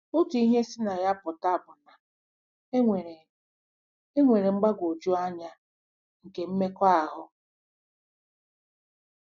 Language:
Igbo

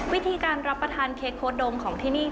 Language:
Thai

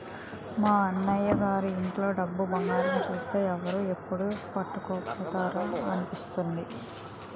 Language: Telugu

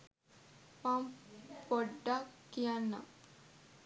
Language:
Sinhala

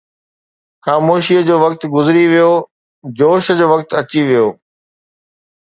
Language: Sindhi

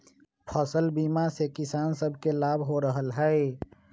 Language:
Magahi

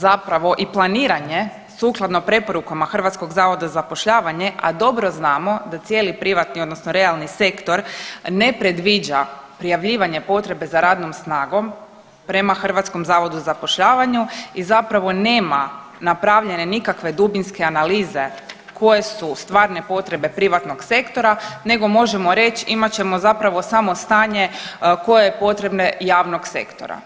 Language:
Croatian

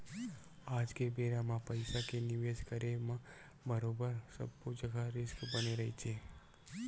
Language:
Chhattisgarhi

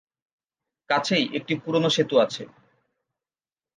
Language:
Bangla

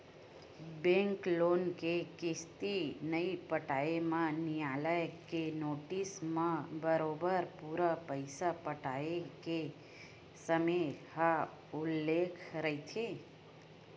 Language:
Chhattisgarhi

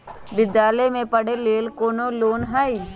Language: Magahi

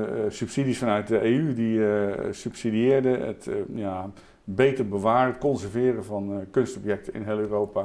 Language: Dutch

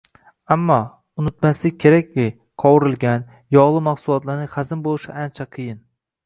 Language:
Uzbek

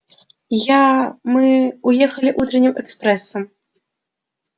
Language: Russian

